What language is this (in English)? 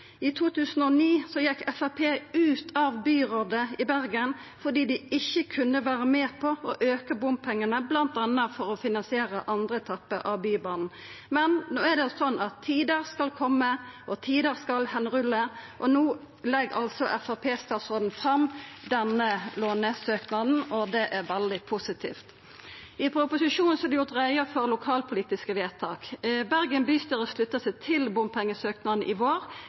Norwegian Nynorsk